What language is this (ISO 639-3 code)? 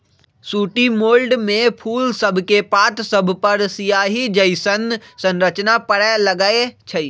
mag